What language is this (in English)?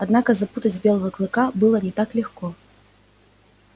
Russian